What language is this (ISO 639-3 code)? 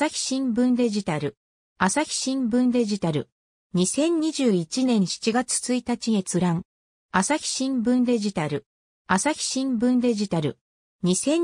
jpn